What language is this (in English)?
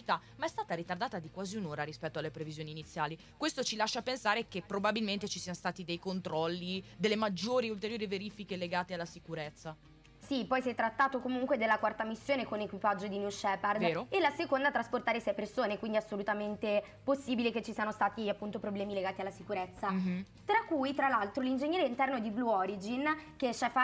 Italian